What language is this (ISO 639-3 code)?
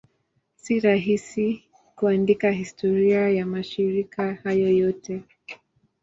swa